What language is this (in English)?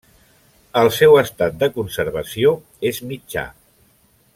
Catalan